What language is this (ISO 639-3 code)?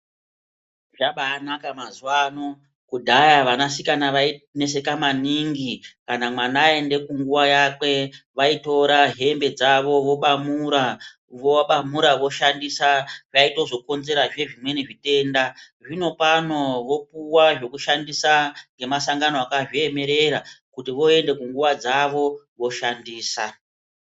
ndc